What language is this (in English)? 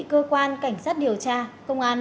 Vietnamese